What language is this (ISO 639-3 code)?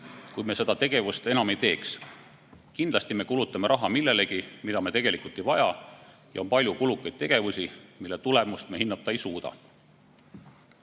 est